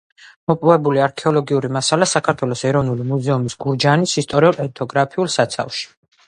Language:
Georgian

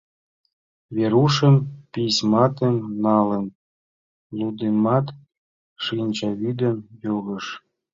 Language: Mari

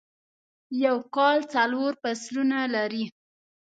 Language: Pashto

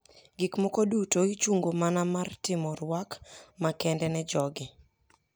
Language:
Luo (Kenya and Tanzania)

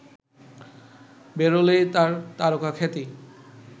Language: Bangla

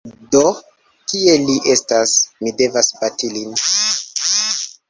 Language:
Esperanto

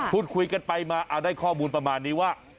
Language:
Thai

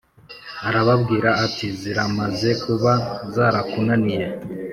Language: Kinyarwanda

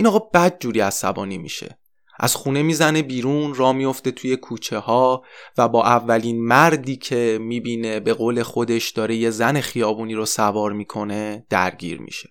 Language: Persian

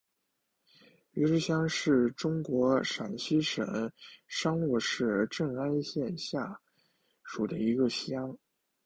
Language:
Chinese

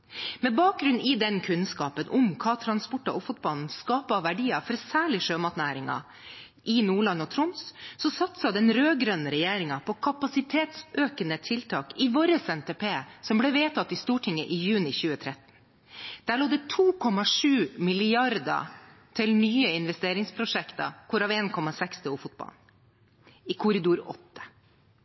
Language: Norwegian Bokmål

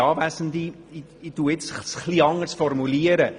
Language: Swiss German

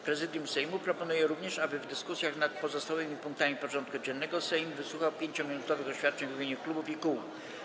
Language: Polish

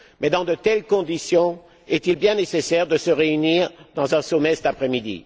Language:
French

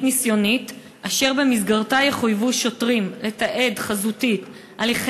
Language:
Hebrew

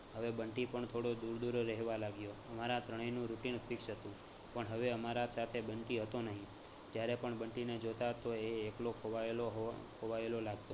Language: Gujarati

